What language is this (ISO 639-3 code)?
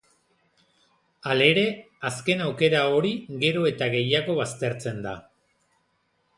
eus